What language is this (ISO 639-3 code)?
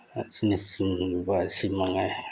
mni